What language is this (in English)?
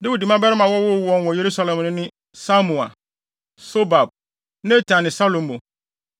Akan